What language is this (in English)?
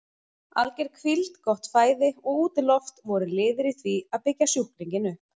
Icelandic